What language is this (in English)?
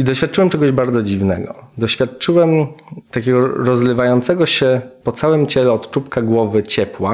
Polish